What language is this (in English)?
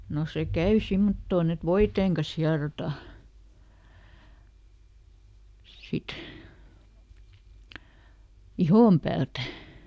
Finnish